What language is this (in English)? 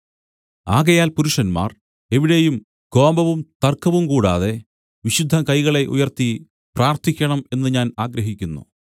Malayalam